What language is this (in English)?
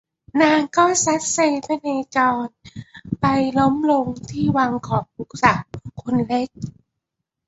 Thai